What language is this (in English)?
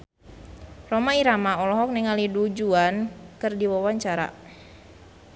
Sundanese